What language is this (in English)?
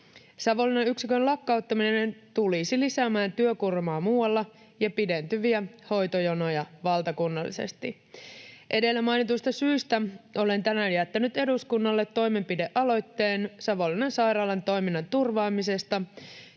Finnish